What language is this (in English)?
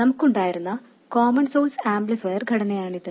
Malayalam